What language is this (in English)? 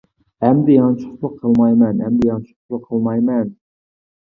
Uyghur